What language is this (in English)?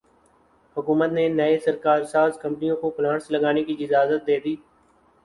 Urdu